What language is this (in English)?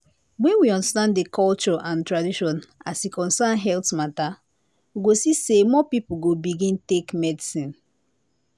Nigerian Pidgin